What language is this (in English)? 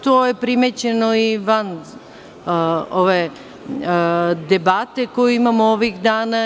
Serbian